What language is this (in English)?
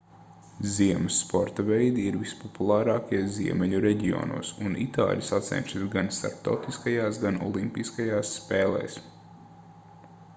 Latvian